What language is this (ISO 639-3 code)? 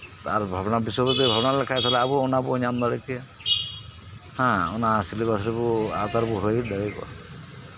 sat